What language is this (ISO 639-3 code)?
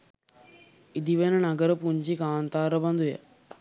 sin